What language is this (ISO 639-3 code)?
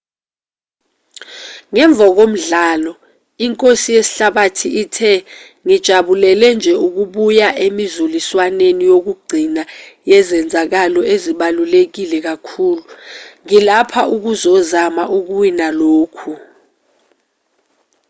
zul